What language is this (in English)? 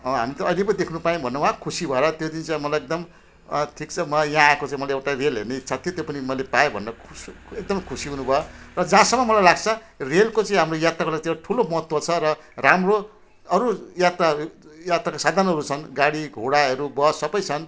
Nepali